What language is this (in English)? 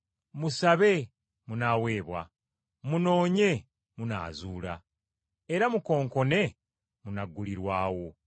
Ganda